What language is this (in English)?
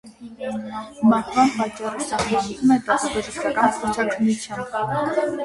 Armenian